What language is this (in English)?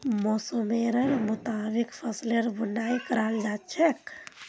Magahi